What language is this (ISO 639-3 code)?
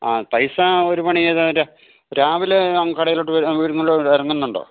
mal